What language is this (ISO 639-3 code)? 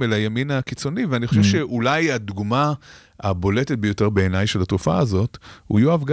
heb